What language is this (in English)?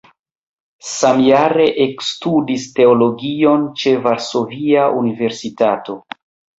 Esperanto